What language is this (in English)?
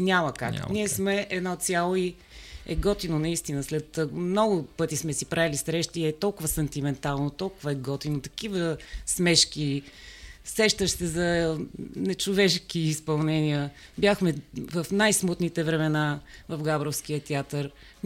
Bulgarian